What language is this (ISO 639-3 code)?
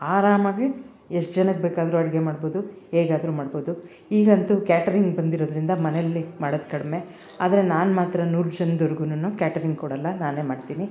kan